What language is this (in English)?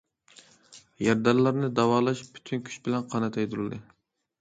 Uyghur